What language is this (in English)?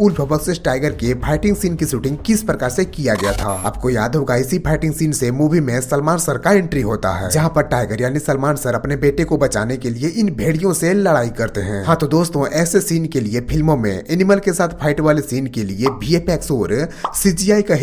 Hindi